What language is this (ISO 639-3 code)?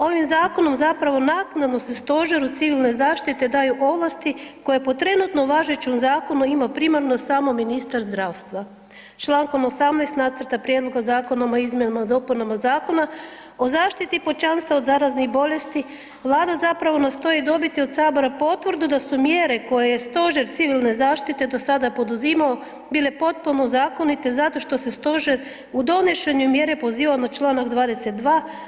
hrv